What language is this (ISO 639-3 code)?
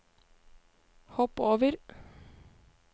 nor